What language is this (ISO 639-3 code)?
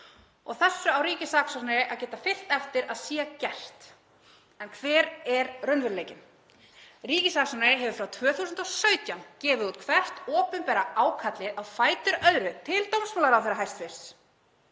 isl